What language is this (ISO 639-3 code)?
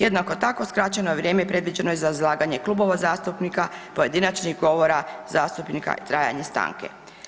hrv